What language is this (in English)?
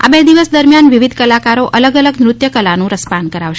Gujarati